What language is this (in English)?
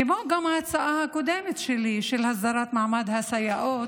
Hebrew